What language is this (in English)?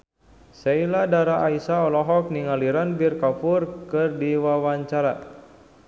Sundanese